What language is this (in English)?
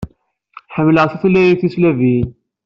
Kabyle